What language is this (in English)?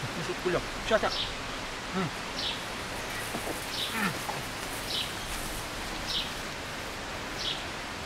Russian